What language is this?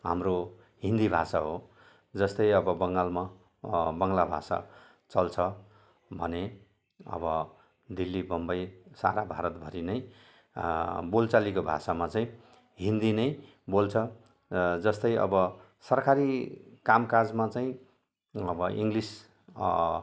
Nepali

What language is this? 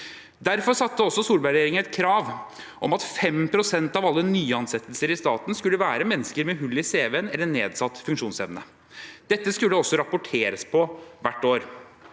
Norwegian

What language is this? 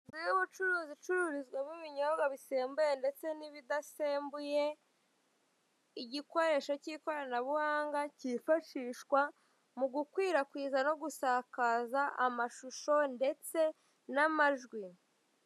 Kinyarwanda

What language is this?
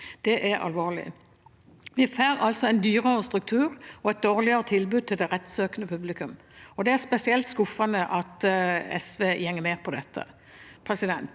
Norwegian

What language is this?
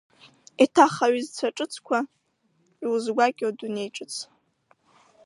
Abkhazian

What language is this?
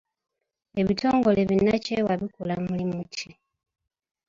Ganda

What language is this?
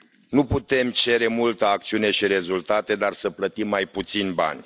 Romanian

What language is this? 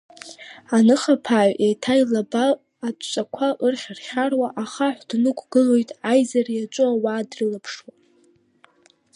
Abkhazian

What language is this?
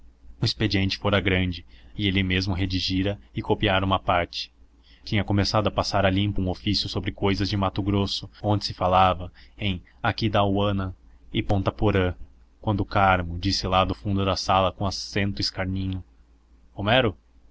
Portuguese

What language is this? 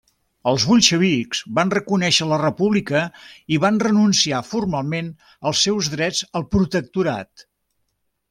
Catalan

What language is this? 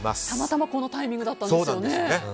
Japanese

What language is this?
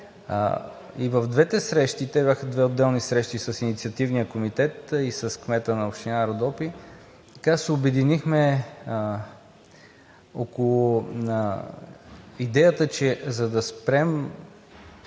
Bulgarian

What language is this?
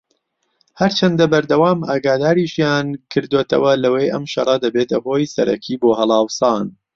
Central Kurdish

